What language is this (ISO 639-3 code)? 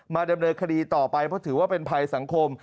tha